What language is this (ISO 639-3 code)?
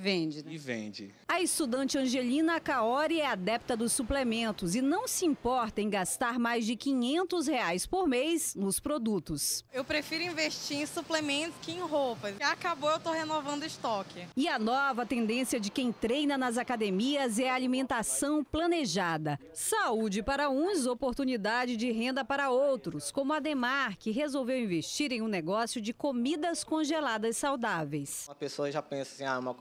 por